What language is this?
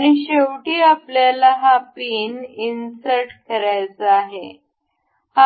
Marathi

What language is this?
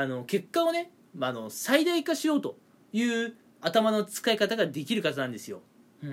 Japanese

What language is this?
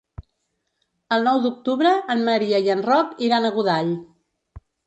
Catalan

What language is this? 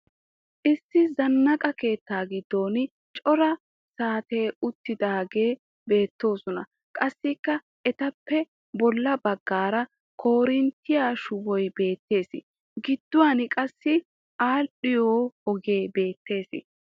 Wolaytta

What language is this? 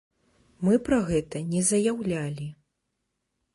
Belarusian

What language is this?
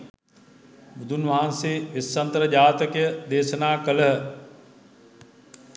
Sinhala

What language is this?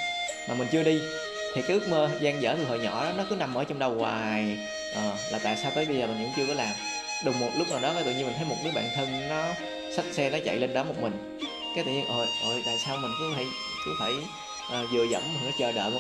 Vietnamese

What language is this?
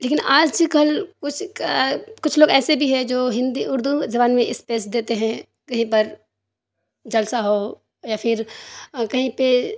Urdu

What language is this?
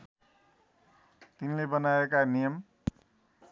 Nepali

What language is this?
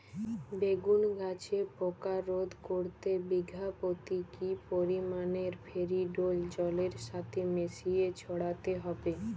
Bangla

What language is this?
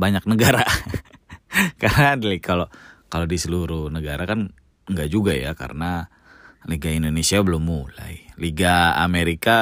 Indonesian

